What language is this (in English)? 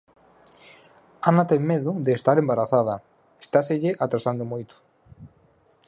Galician